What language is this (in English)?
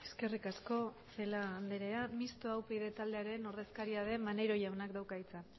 Basque